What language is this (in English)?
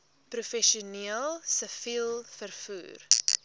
Afrikaans